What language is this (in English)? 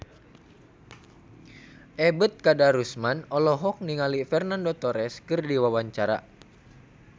Sundanese